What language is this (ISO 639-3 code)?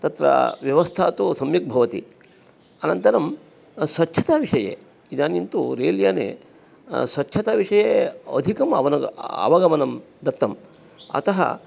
san